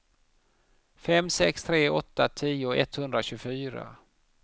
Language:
Swedish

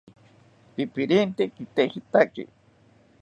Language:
South Ucayali Ashéninka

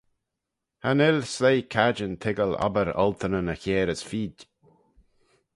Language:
Manx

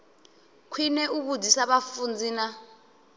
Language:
Venda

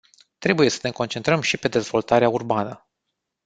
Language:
Romanian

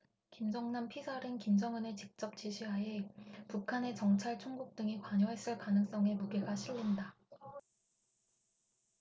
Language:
Korean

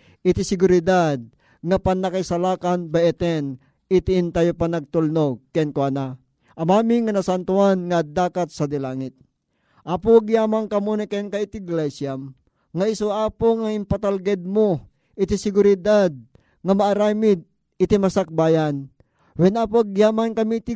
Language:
Filipino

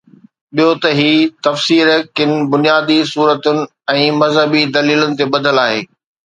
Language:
Sindhi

